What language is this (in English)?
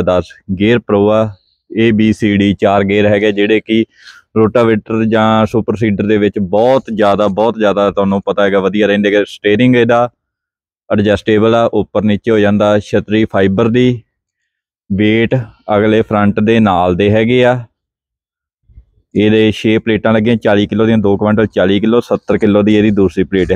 Hindi